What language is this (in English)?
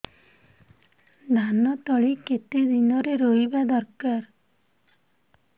Odia